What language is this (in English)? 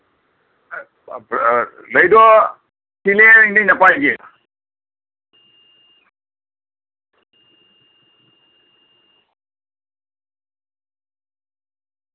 Santali